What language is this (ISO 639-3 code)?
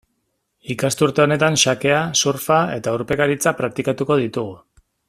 eus